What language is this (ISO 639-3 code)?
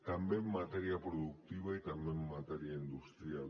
cat